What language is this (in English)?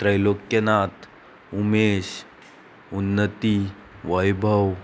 Konkani